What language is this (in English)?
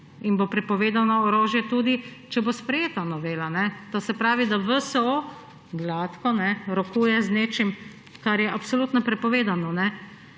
Slovenian